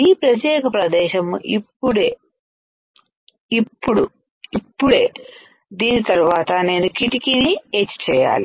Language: Telugu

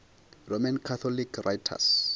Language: Venda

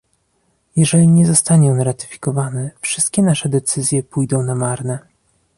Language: Polish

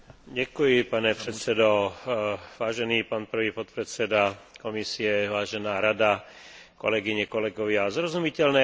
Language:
Slovak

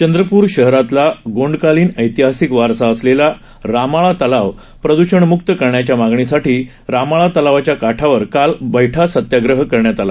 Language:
Marathi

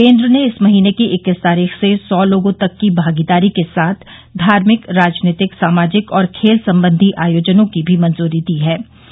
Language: Hindi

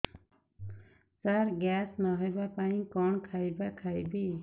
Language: Odia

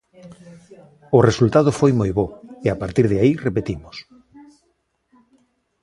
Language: Galician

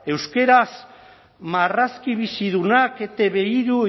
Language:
Basque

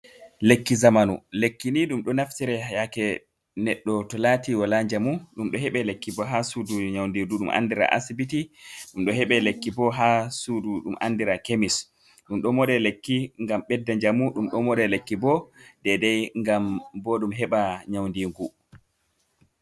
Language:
Fula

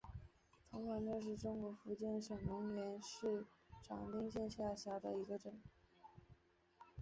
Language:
Chinese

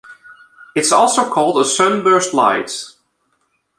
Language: English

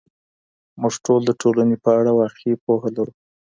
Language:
Pashto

